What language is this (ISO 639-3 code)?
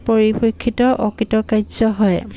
asm